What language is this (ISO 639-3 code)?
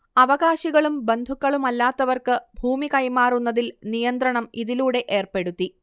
mal